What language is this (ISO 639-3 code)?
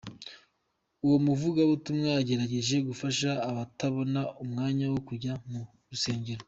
kin